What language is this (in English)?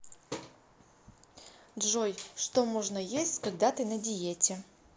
Russian